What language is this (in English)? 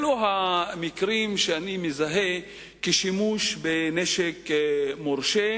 Hebrew